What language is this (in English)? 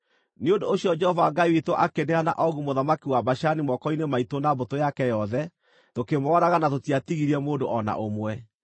Kikuyu